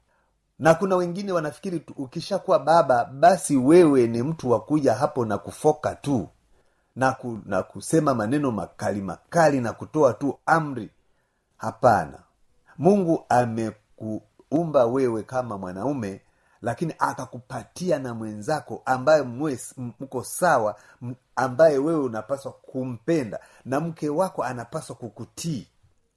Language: Swahili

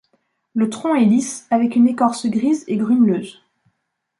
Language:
French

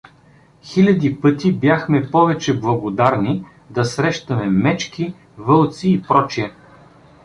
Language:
Bulgarian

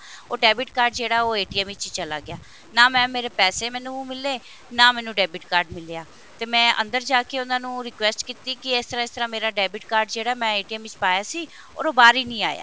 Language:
Punjabi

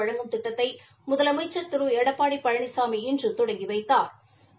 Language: Tamil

